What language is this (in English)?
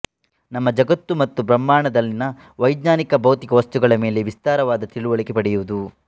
Kannada